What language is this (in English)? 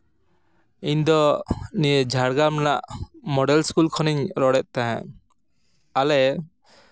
Santali